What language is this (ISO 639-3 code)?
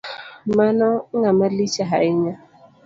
luo